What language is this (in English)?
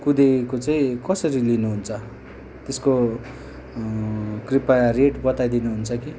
Nepali